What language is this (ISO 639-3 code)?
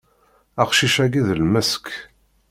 kab